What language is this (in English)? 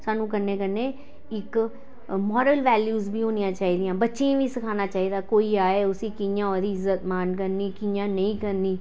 Dogri